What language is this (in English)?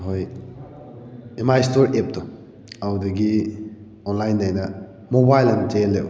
Manipuri